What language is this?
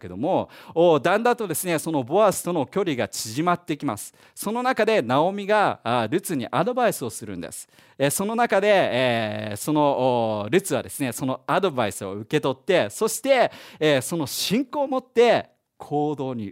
Japanese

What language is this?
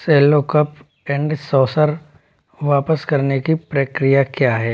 Hindi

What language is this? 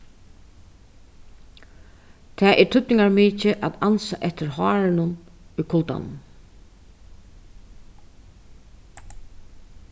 Faroese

